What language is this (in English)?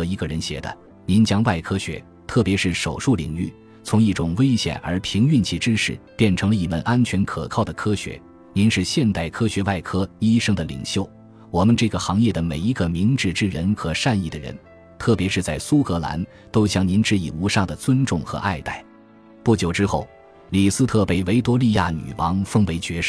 Chinese